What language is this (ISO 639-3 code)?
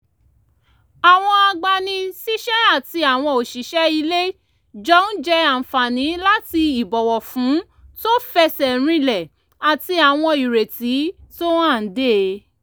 yor